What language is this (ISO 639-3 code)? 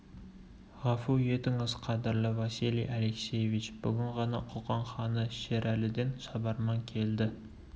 kaz